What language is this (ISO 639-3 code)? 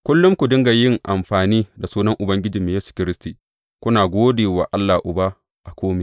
hau